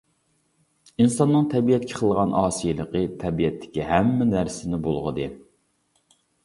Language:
Uyghur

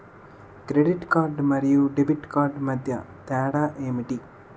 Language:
Telugu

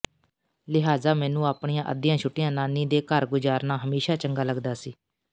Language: Punjabi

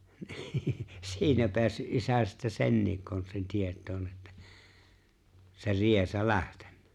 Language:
Finnish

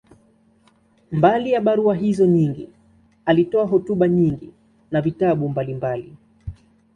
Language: Swahili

